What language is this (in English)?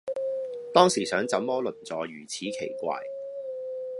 Cantonese